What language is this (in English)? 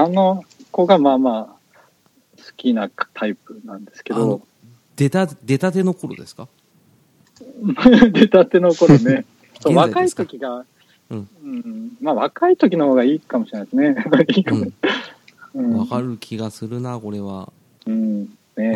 Japanese